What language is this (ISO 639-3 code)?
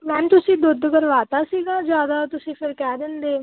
pan